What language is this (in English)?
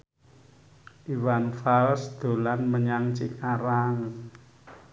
Javanese